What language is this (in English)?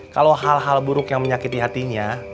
Indonesian